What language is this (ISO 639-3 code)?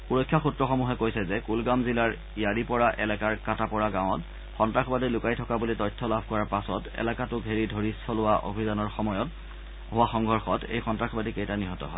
asm